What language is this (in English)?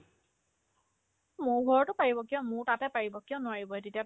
Assamese